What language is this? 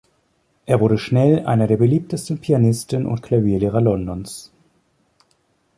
German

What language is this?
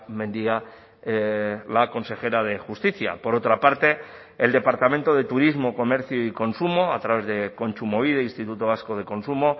Spanish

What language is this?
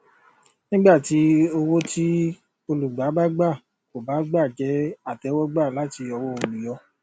Yoruba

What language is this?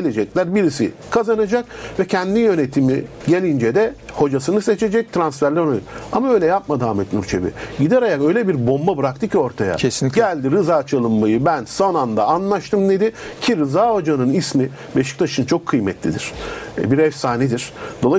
Turkish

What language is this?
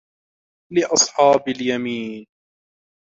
Arabic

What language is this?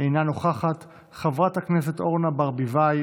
Hebrew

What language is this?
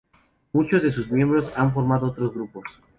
Spanish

